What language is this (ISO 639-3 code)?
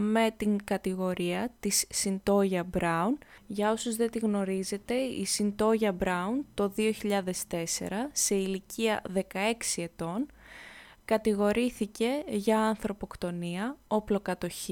ell